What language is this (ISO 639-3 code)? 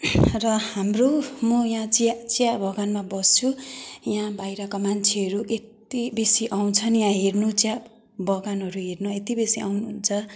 nep